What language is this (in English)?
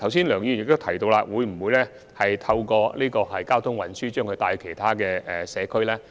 Cantonese